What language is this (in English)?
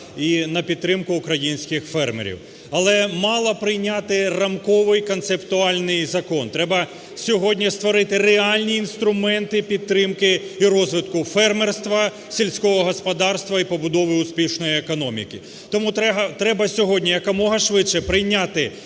Ukrainian